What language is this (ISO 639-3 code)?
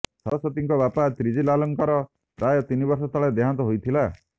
ori